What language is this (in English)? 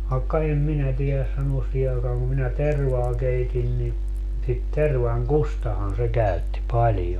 Finnish